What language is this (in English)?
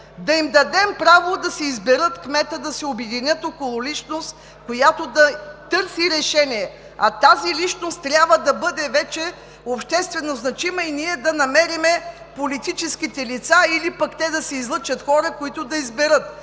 Bulgarian